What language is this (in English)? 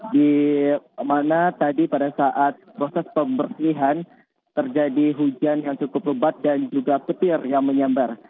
Indonesian